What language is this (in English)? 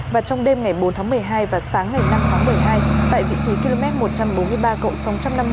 Vietnamese